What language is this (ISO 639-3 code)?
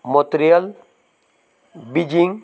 kok